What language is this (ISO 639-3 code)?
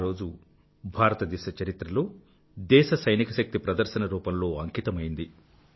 tel